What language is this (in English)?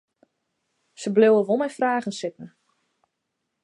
Western Frisian